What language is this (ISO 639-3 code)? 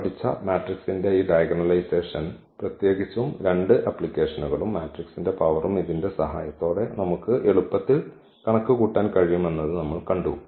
mal